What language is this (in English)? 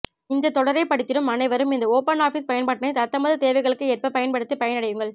Tamil